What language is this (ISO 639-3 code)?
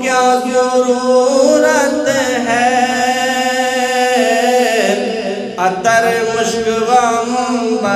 hin